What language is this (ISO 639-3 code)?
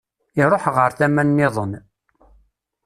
kab